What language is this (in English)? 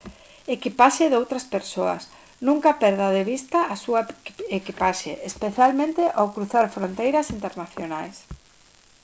Galician